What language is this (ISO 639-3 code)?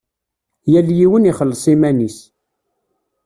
kab